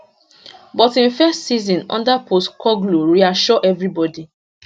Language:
Nigerian Pidgin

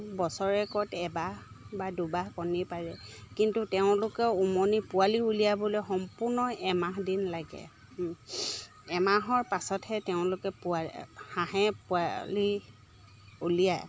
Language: Assamese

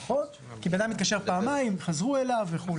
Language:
Hebrew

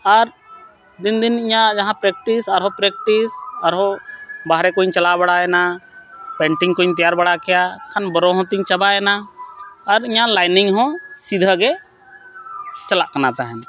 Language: Santali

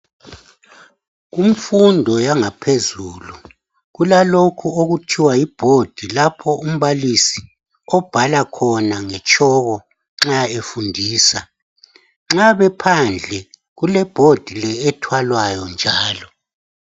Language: North Ndebele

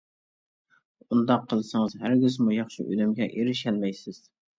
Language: Uyghur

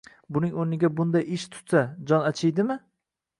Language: Uzbek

